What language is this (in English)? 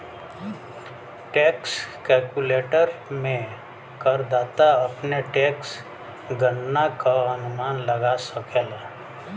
Bhojpuri